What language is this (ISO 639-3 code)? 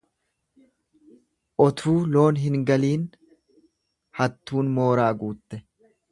orm